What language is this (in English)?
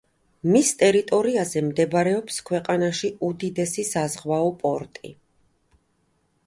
Georgian